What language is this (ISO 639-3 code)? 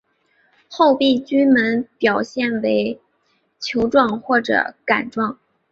zho